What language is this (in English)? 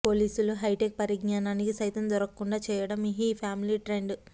Telugu